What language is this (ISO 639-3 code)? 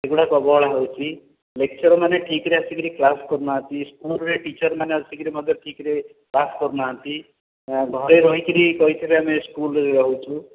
ori